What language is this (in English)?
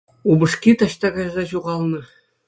Chuvash